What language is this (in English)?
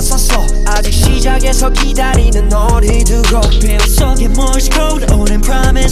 Korean